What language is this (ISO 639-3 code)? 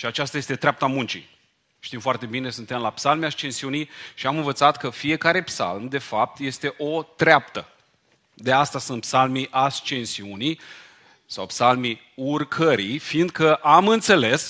ron